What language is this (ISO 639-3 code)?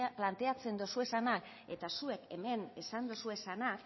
eus